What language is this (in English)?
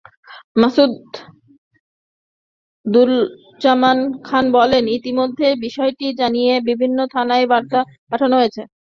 Bangla